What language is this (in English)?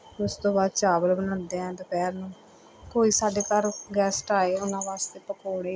Punjabi